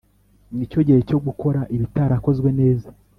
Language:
Kinyarwanda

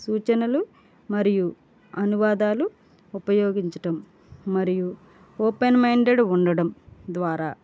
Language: Telugu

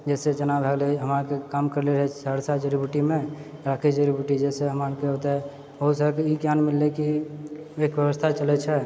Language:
Maithili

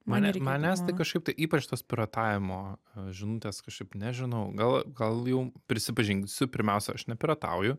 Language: Lithuanian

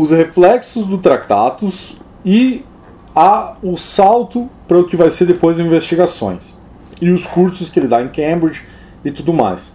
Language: Portuguese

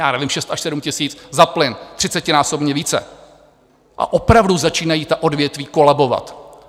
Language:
Czech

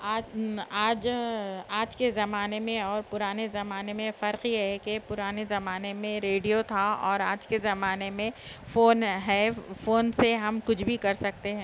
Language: Urdu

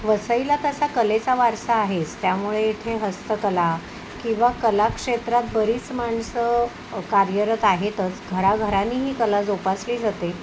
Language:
Marathi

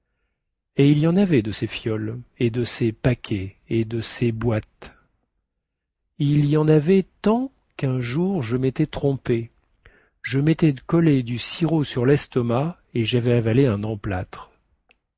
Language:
French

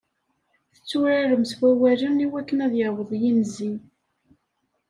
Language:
Kabyle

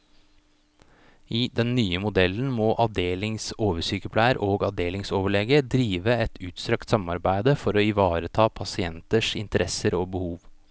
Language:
Norwegian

